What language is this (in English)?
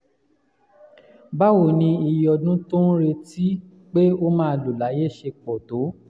Yoruba